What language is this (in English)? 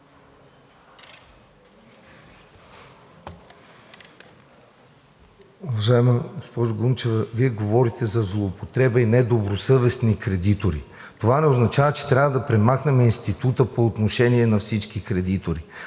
Bulgarian